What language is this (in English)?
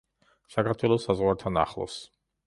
Georgian